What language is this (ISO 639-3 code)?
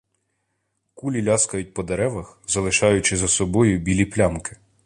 ukr